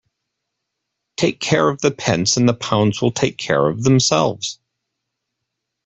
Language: English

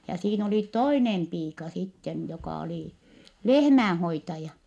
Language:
Finnish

